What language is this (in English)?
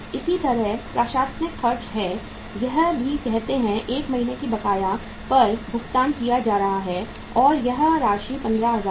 Hindi